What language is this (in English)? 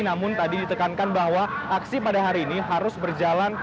Indonesian